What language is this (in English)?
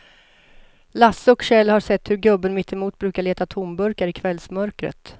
Swedish